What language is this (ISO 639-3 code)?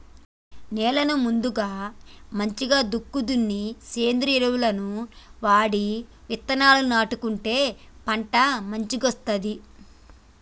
tel